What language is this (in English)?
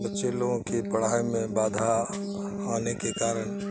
Urdu